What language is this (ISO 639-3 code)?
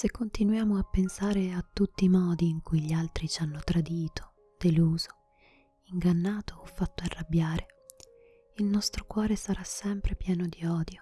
ita